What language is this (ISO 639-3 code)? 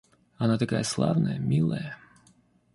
rus